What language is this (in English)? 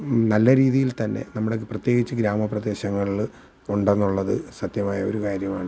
Malayalam